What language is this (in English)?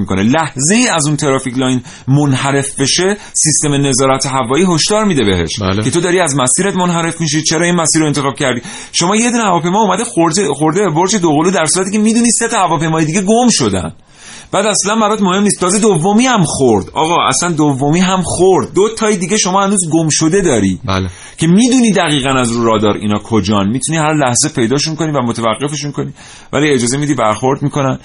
Persian